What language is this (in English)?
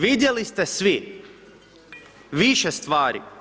Croatian